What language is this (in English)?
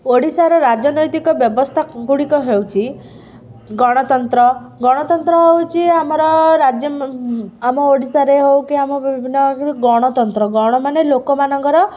Odia